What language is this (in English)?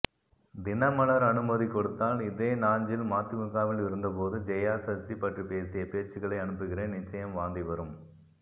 Tamil